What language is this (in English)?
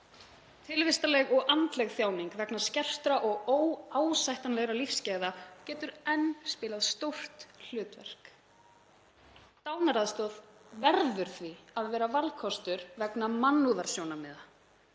Icelandic